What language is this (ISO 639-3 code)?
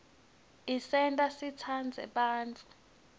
ssw